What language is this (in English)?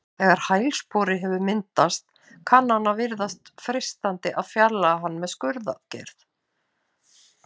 Icelandic